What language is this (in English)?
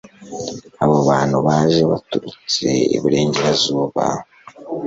Kinyarwanda